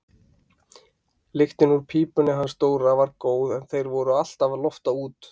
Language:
Icelandic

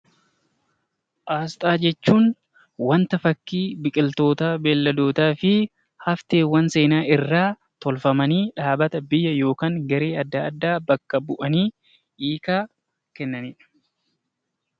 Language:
Oromo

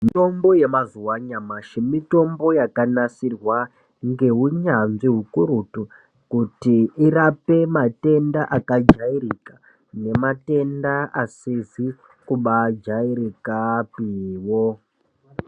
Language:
Ndau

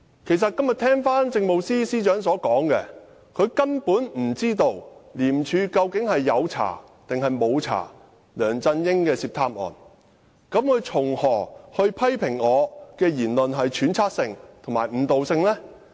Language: Cantonese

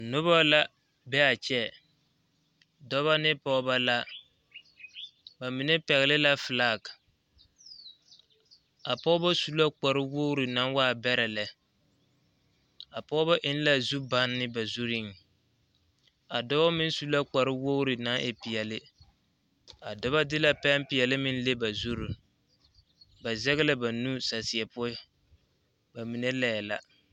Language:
Southern Dagaare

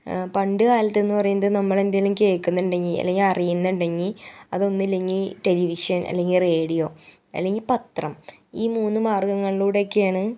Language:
Malayalam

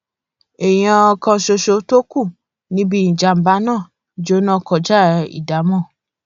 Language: Yoruba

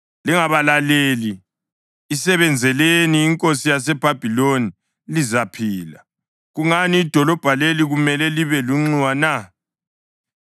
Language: North Ndebele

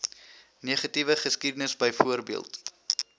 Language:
Afrikaans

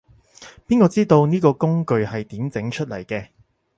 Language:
Cantonese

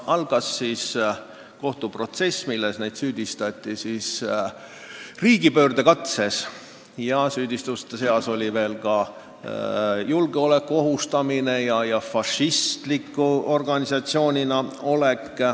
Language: Estonian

